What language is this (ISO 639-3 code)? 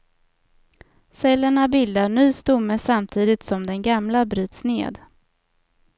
swe